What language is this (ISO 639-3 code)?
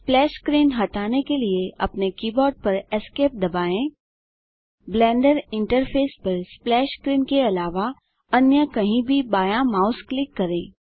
hin